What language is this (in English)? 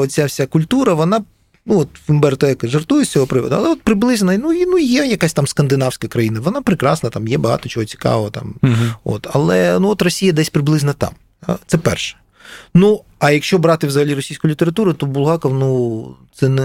Ukrainian